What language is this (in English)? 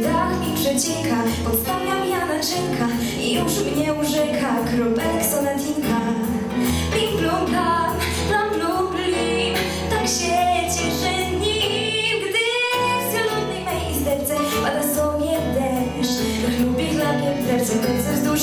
Polish